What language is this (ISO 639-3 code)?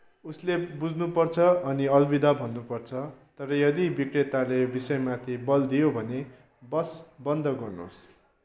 nep